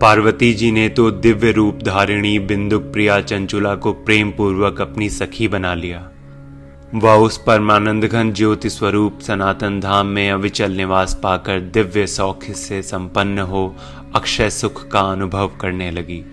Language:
Hindi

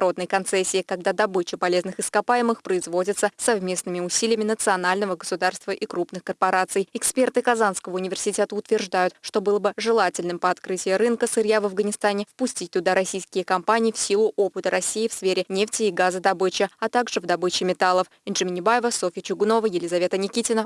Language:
Russian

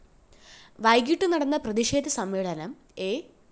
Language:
Malayalam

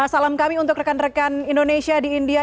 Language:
Indonesian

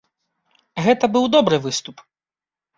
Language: Belarusian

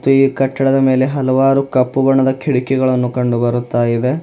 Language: Kannada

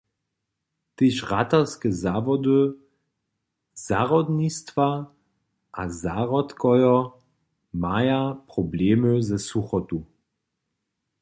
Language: Upper Sorbian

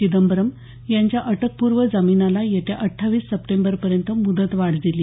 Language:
Marathi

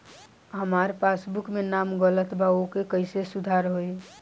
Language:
Bhojpuri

